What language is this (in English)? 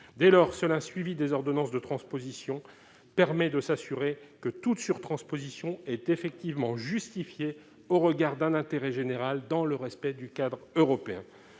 French